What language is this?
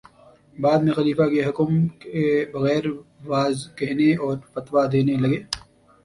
Urdu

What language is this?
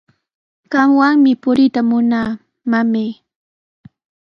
Sihuas Ancash Quechua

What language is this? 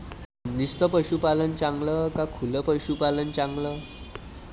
Marathi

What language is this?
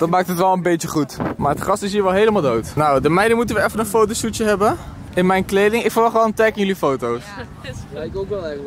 Dutch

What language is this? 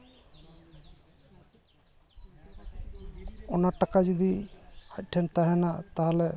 Santali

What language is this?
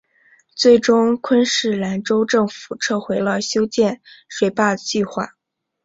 Chinese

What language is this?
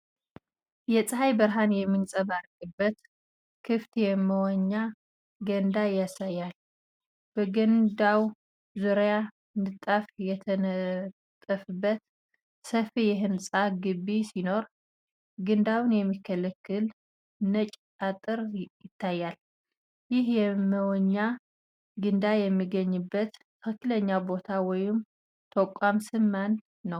Tigrinya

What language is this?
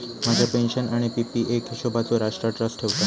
Marathi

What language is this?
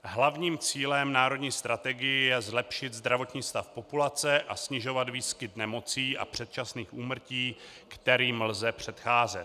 Czech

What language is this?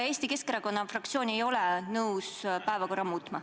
Estonian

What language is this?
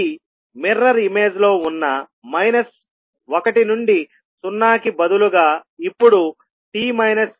Telugu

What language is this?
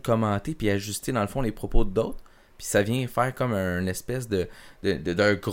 French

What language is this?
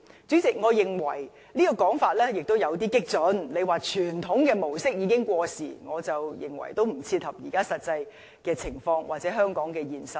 Cantonese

